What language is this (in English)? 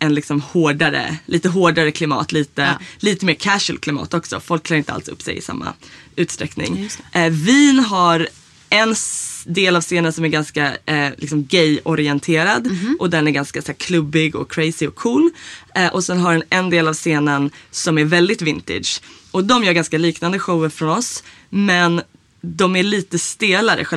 Swedish